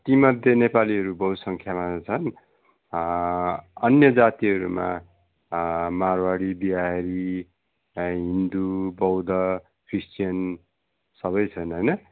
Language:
Nepali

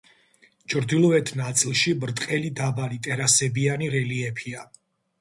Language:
Georgian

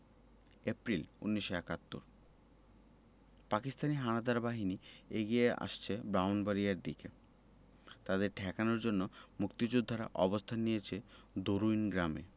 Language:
Bangla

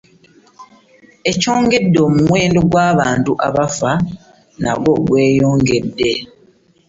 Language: Ganda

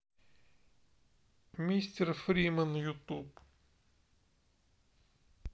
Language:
Russian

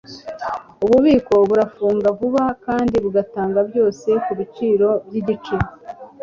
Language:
Kinyarwanda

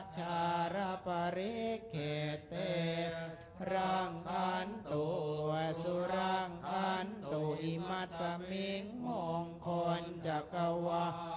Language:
Thai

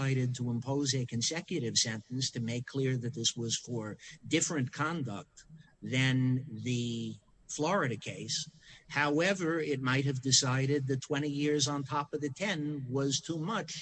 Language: English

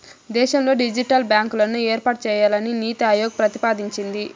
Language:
Telugu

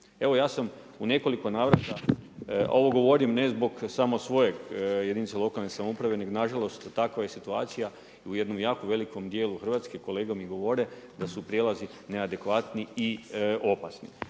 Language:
Croatian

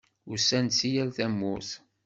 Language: Kabyle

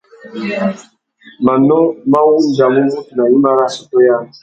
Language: Tuki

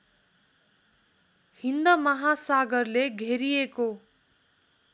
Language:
Nepali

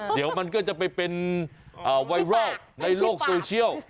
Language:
Thai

